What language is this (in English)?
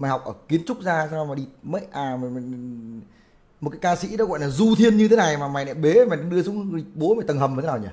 Vietnamese